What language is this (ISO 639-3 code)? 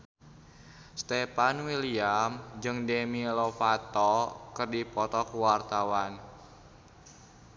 sun